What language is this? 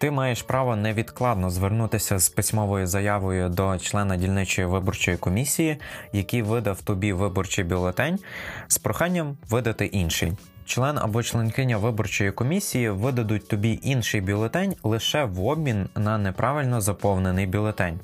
Ukrainian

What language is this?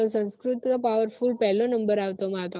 Gujarati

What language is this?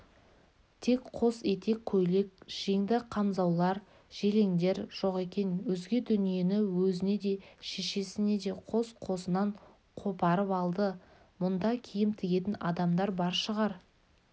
Kazakh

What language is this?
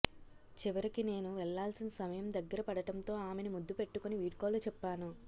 Telugu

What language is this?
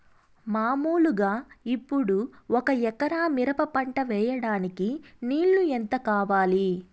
Telugu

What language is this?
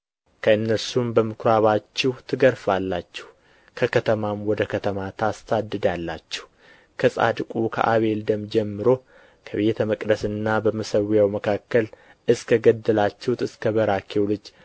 Amharic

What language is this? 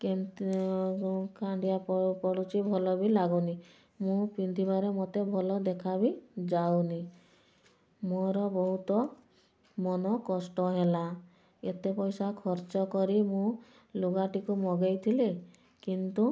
Odia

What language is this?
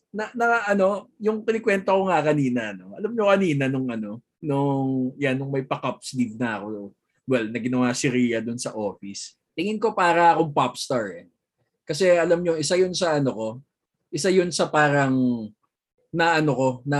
Filipino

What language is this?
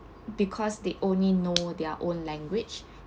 English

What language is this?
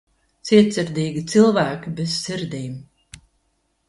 Latvian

